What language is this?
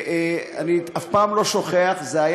Hebrew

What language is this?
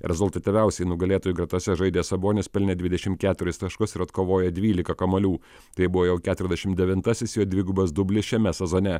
Lithuanian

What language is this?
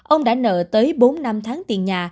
Vietnamese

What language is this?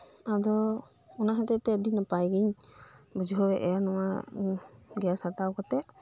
Santali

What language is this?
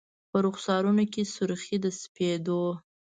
Pashto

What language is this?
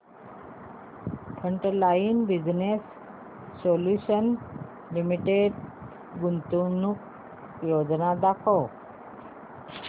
Marathi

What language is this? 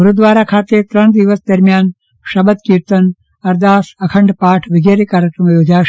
Gujarati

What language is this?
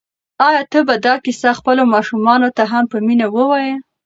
Pashto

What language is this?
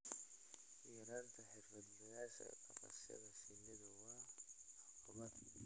Somali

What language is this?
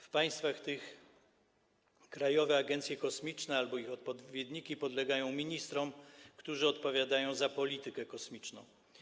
Polish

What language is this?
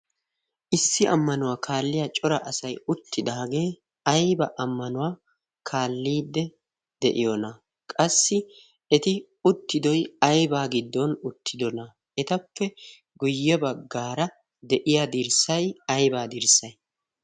Wolaytta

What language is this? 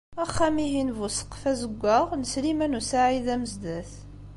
Kabyle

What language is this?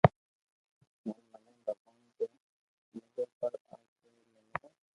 Loarki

